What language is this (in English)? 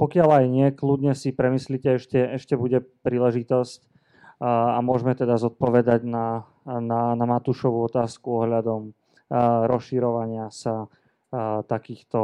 Slovak